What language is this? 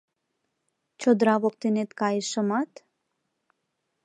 Mari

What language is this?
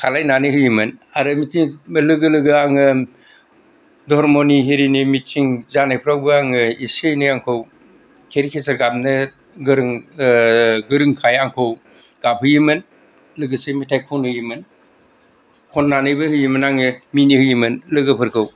Bodo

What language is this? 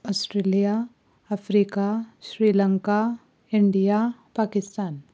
Konkani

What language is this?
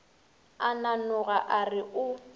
Northern Sotho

